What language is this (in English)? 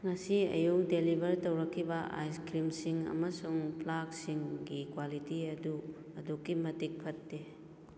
Manipuri